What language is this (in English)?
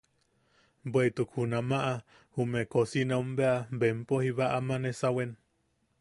Yaqui